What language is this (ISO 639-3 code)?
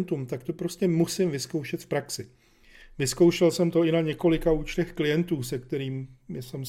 ces